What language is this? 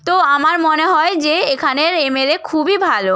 Bangla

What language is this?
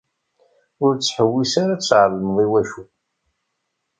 Kabyle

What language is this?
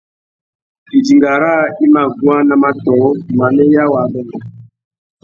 Tuki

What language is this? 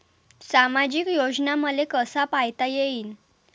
Marathi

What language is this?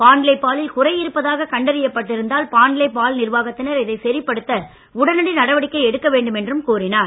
Tamil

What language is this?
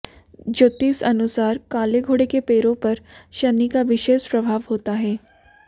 Hindi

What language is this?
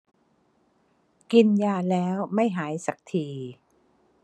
Thai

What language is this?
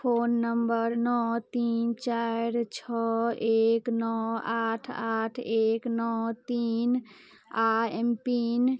Maithili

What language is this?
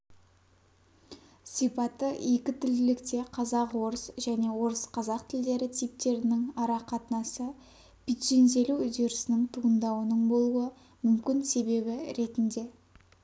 Kazakh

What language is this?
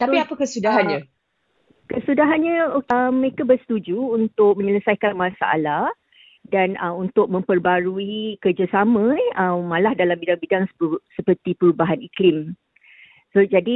Malay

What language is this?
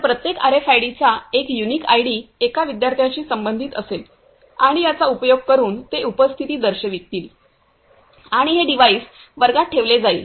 Marathi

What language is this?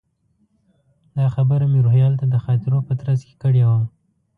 Pashto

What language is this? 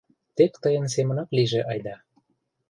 Mari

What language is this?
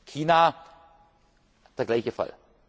German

